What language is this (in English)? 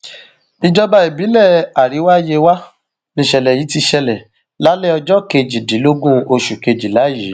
Yoruba